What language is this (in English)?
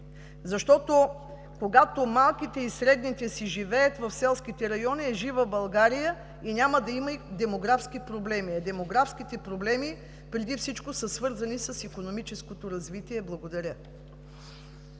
Bulgarian